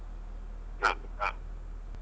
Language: Kannada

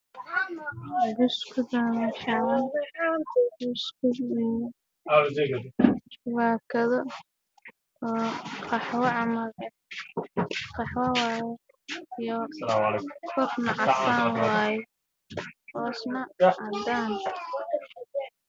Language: Somali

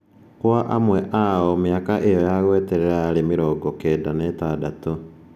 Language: Kikuyu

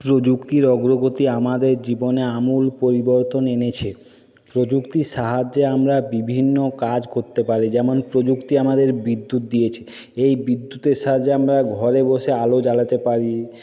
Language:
Bangla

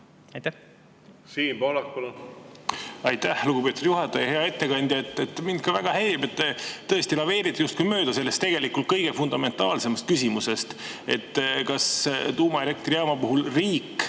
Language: Estonian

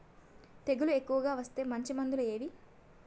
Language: Telugu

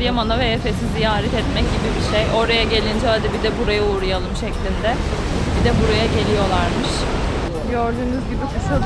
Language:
Turkish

